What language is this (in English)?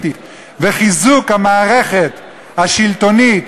Hebrew